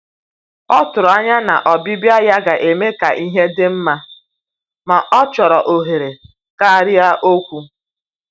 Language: Igbo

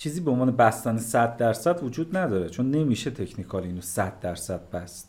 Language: Persian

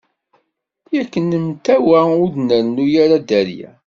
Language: Kabyle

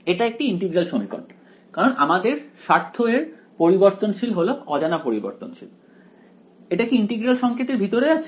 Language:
Bangla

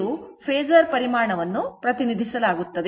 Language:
Kannada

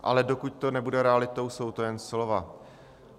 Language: Czech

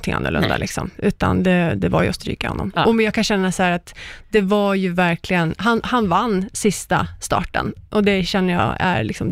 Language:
Swedish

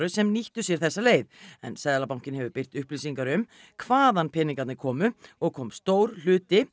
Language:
Icelandic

